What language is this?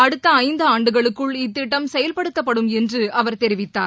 Tamil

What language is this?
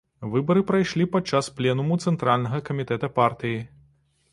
Belarusian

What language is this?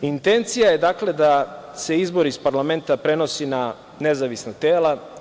Serbian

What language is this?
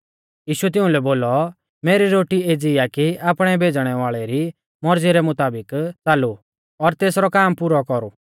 Mahasu Pahari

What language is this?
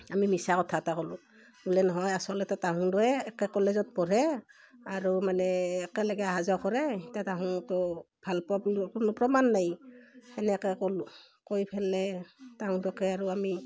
Assamese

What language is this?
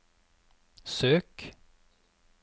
Norwegian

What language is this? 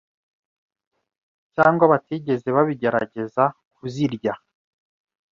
Kinyarwanda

